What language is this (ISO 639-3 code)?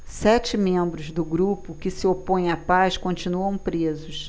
por